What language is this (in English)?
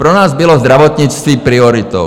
Czech